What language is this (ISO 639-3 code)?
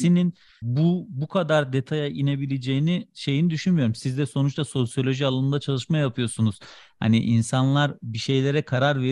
tur